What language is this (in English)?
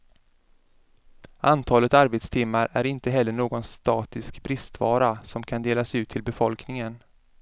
Swedish